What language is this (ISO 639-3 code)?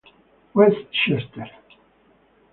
ita